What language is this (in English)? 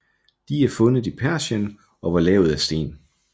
Danish